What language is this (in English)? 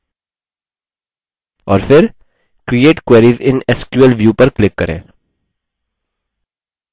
Hindi